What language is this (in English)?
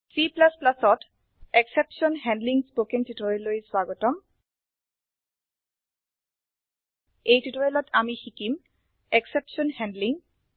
Assamese